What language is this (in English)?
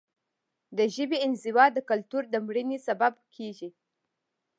Pashto